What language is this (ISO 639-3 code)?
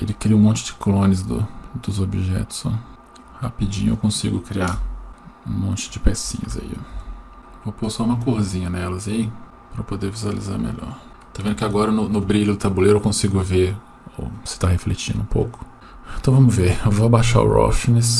por